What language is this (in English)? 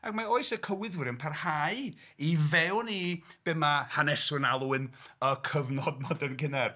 Welsh